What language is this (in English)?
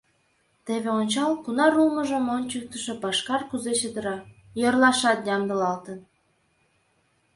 Mari